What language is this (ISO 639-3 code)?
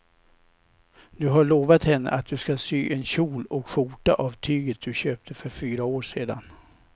swe